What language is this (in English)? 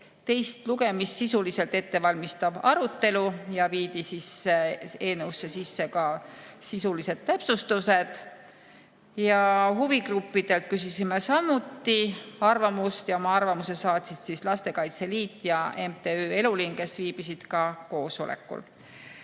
Estonian